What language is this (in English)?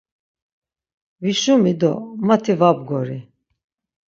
Laz